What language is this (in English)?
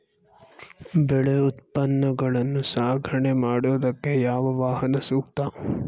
Kannada